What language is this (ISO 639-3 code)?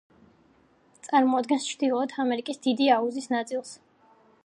kat